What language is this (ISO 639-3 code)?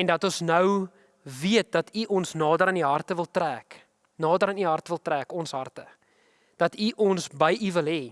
nld